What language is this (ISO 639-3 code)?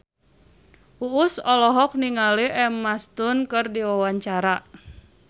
sun